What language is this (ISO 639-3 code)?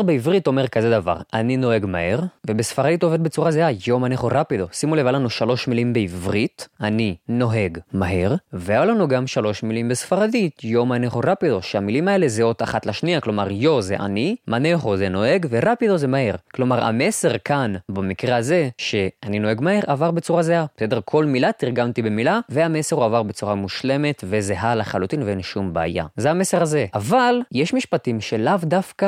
heb